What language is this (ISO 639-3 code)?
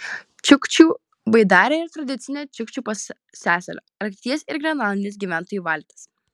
lit